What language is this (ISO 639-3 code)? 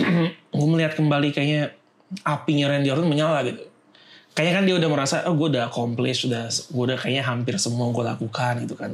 ind